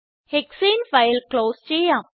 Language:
Malayalam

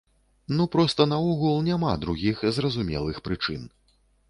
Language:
Belarusian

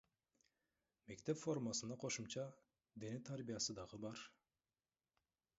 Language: Kyrgyz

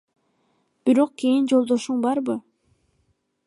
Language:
Kyrgyz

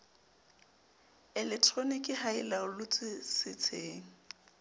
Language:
Southern Sotho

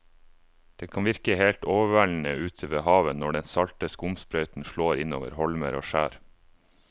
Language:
Norwegian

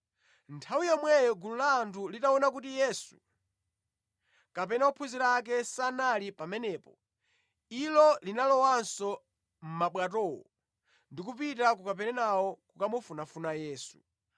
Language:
Nyanja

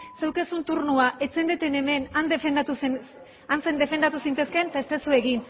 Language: Basque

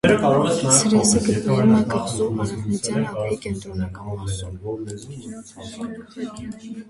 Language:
Armenian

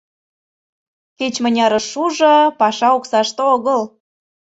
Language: Mari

